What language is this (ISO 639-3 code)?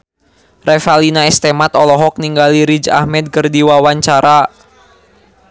sun